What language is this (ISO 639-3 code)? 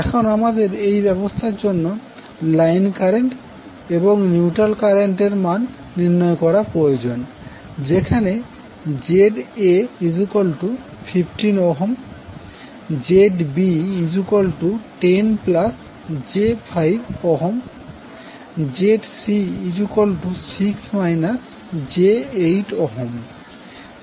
ben